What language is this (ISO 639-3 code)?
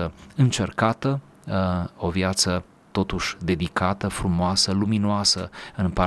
ron